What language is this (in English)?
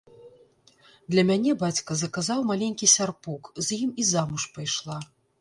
Belarusian